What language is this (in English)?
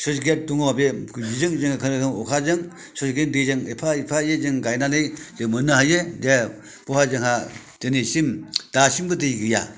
Bodo